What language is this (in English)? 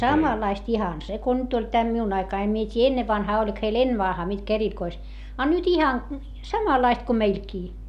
Finnish